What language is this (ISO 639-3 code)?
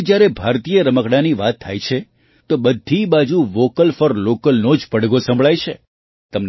guj